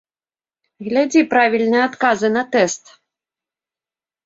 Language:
Belarusian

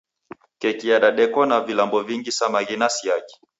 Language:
Taita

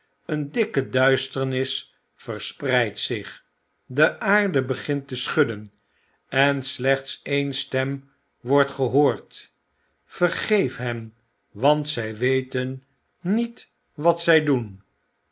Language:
Dutch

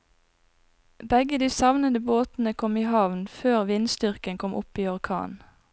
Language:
Norwegian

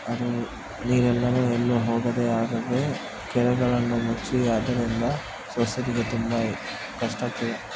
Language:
Kannada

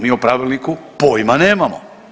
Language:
Croatian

